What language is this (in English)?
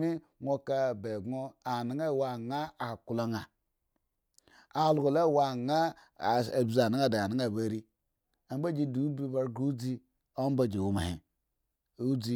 Eggon